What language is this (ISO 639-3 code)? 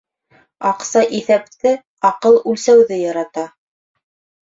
bak